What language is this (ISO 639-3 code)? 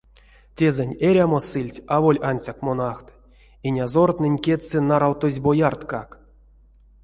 myv